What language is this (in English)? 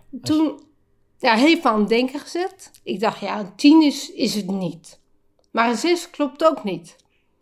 Dutch